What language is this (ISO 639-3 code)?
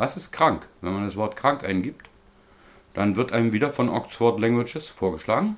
deu